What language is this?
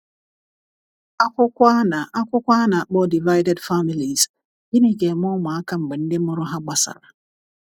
Igbo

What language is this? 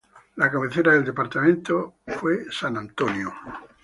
Spanish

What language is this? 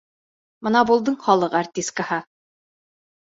Bashkir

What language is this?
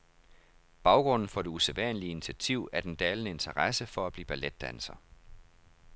Danish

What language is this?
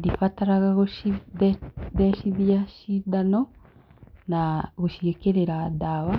Kikuyu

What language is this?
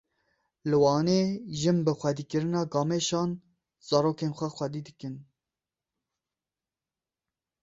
Kurdish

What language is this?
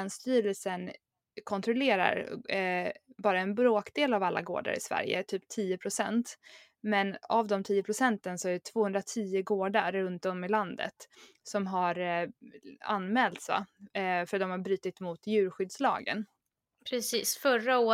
Swedish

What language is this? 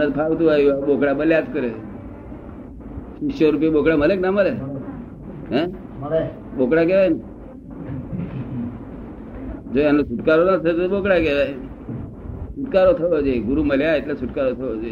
Gujarati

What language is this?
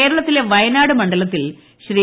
Malayalam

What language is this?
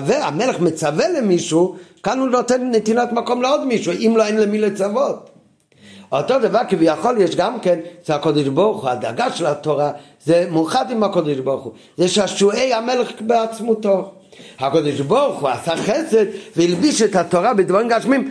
Hebrew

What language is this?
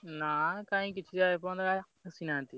Odia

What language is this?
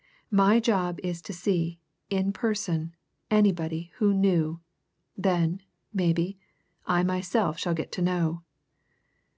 English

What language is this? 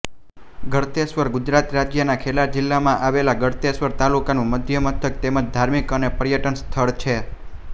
Gujarati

